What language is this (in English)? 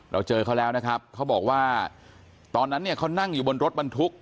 Thai